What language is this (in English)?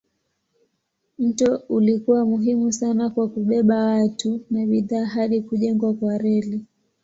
Swahili